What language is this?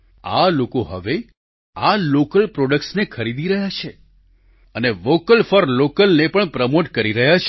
Gujarati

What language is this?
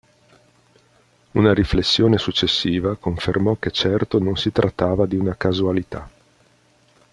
Italian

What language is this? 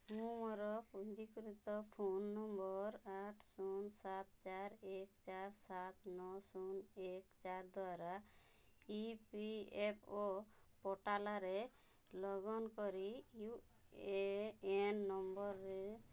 Odia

